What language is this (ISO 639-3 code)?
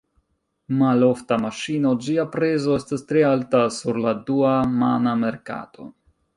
epo